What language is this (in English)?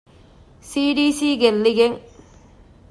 Divehi